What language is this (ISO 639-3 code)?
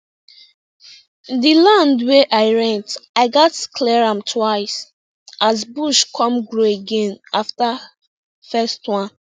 pcm